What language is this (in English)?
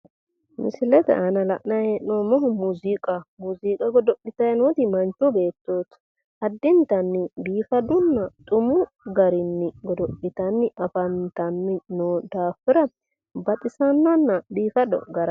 Sidamo